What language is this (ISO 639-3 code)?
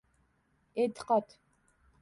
uzb